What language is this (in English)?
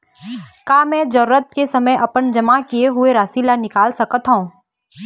Chhattisgarhi